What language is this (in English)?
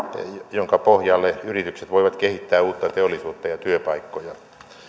Finnish